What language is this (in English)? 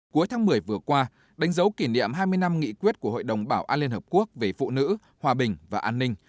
Vietnamese